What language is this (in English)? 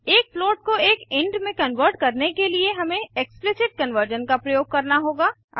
Hindi